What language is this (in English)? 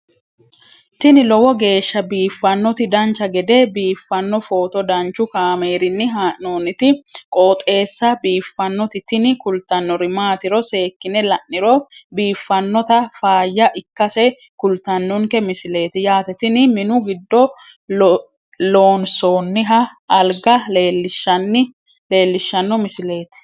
Sidamo